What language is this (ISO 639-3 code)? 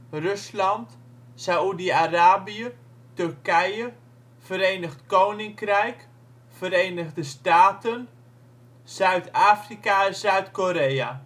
nld